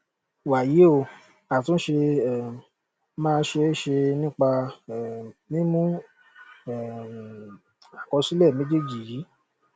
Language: Yoruba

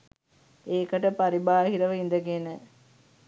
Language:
Sinhala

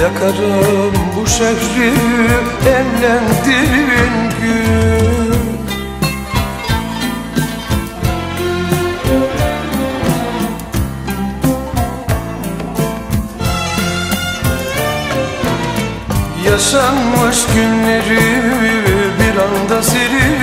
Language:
Turkish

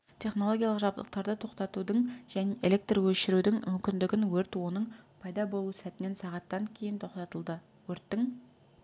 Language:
Kazakh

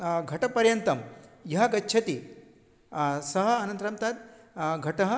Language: Sanskrit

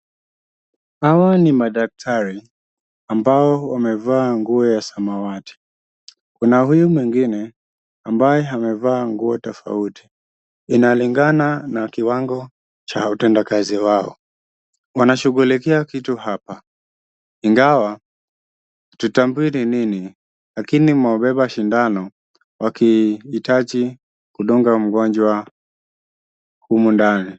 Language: Swahili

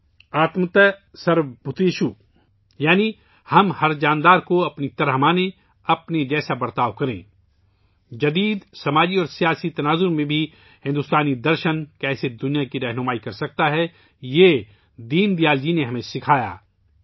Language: Urdu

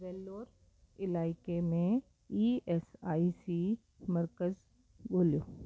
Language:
Sindhi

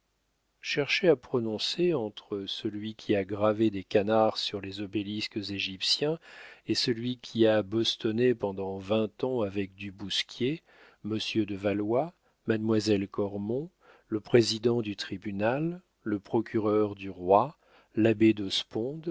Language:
French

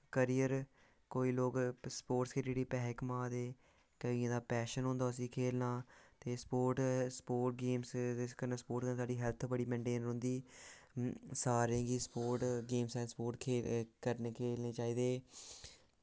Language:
Dogri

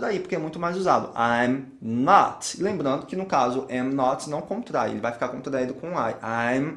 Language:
Portuguese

